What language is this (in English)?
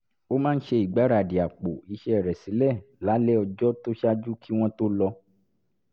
Yoruba